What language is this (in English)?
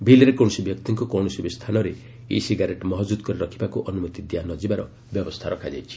Odia